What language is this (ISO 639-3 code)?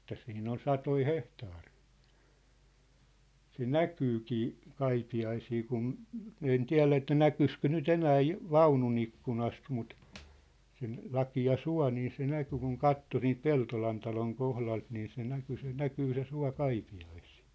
fin